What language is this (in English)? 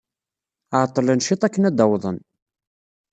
Kabyle